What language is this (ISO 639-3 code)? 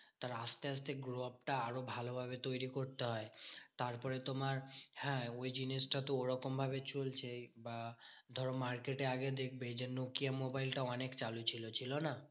ben